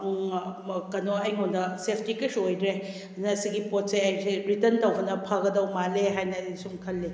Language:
Manipuri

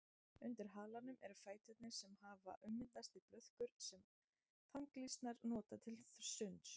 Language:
Icelandic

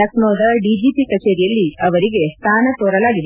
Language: Kannada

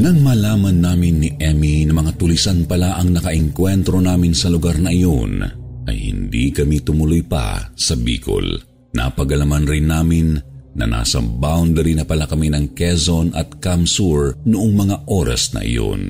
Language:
Filipino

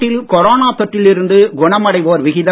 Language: Tamil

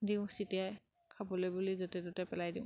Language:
Assamese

